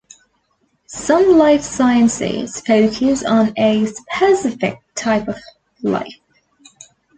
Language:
English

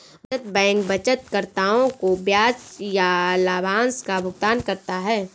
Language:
Hindi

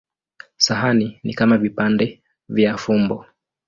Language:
Swahili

